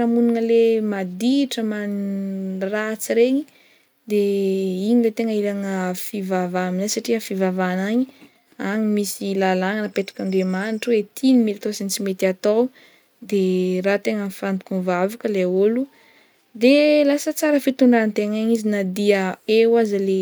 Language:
Northern Betsimisaraka Malagasy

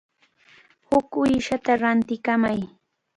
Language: Cajatambo North Lima Quechua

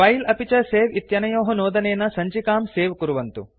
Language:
Sanskrit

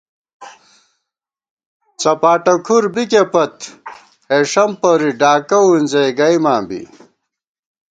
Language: Gawar-Bati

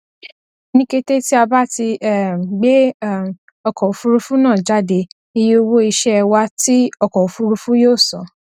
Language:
Yoruba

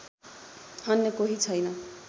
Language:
Nepali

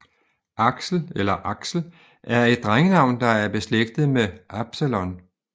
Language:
Danish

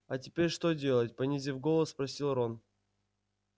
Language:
Russian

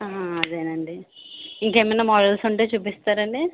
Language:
Telugu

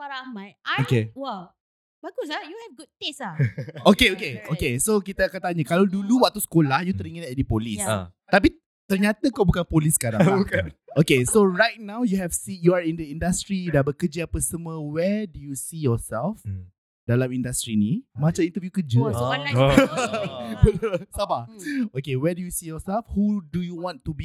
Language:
Malay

